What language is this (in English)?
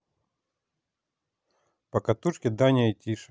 Russian